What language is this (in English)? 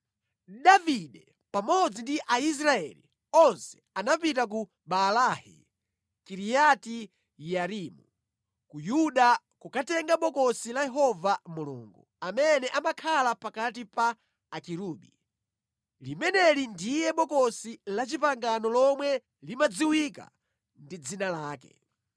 Nyanja